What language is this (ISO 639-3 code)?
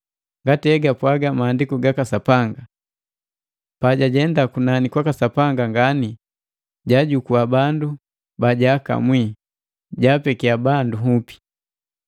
mgv